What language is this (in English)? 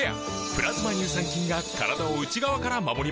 Japanese